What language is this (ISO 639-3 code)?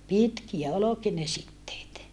fin